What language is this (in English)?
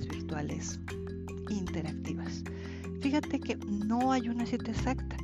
Spanish